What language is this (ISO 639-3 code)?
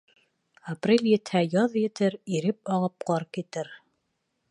bak